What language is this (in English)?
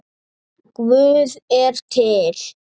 Icelandic